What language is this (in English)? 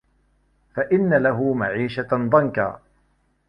Arabic